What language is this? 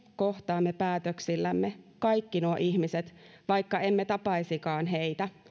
Finnish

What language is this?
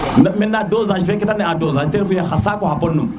Serer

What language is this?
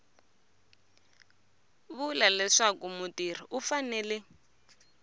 Tsonga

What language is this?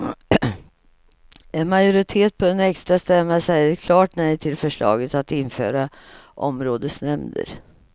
Swedish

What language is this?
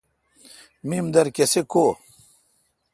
Kalkoti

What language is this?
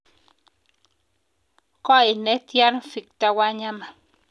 Kalenjin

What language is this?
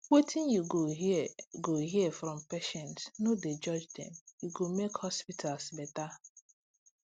Nigerian Pidgin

